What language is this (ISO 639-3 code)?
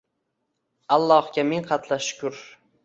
uzb